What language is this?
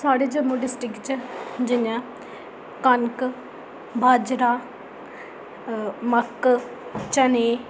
Dogri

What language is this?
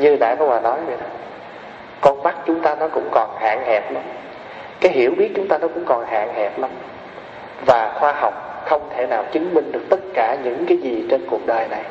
Vietnamese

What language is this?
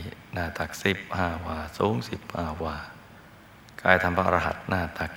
Thai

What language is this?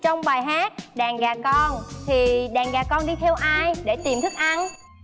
Vietnamese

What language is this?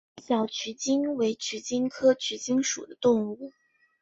Chinese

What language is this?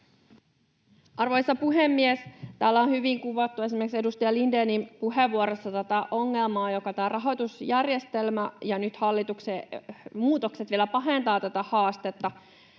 Finnish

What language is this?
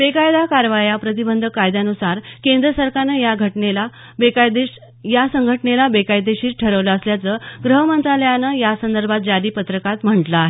Marathi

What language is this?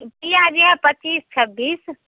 Maithili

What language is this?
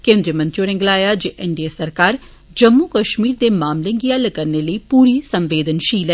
Dogri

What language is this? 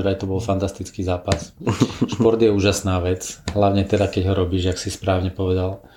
Slovak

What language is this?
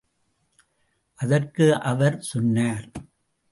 Tamil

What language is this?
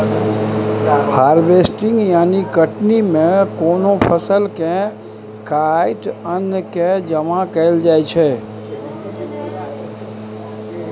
Maithili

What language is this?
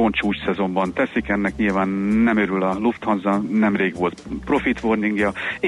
Hungarian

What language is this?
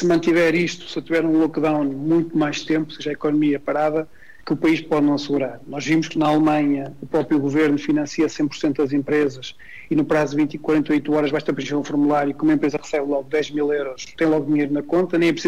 Portuguese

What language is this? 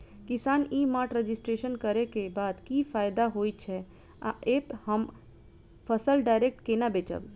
Maithili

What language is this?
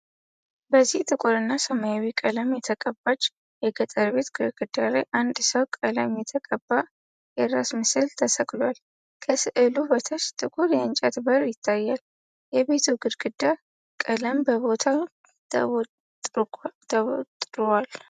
Amharic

